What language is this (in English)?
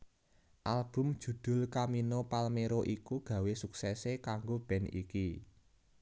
Javanese